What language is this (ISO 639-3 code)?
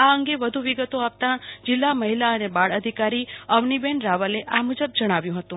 guj